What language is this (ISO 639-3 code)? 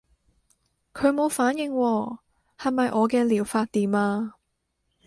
yue